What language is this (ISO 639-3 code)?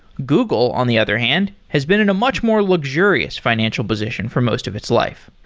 eng